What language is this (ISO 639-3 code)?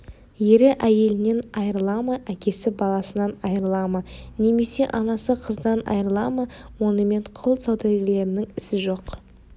kaz